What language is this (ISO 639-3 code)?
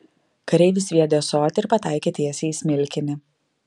lit